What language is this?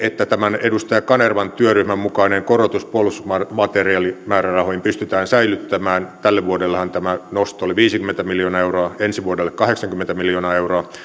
Finnish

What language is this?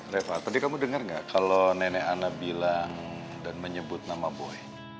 Indonesian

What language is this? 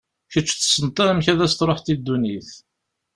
Kabyle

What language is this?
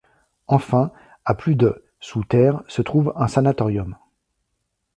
French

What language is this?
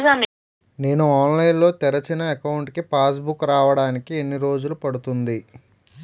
Telugu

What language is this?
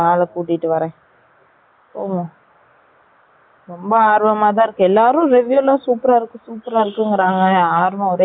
Tamil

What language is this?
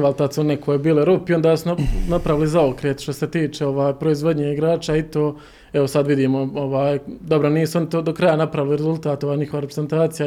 Croatian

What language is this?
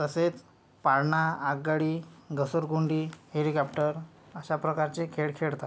Marathi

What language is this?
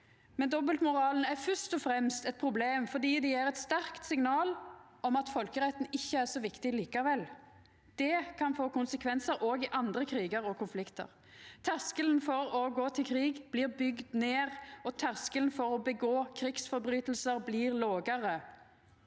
Norwegian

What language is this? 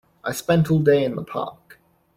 English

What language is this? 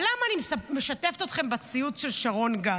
Hebrew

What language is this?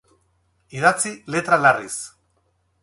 Basque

